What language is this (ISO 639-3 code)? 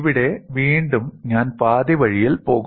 mal